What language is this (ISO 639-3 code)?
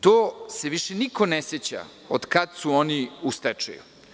srp